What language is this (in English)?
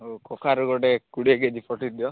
Odia